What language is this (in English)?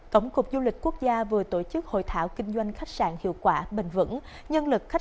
Vietnamese